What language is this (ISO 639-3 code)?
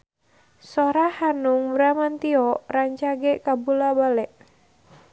sun